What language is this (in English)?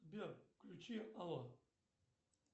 Russian